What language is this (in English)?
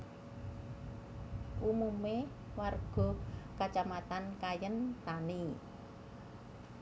Javanese